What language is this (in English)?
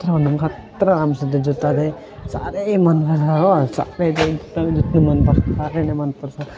Nepali